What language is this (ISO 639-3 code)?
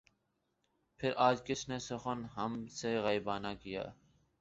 urd